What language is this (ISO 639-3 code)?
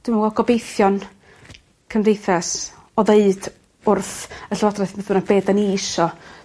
cym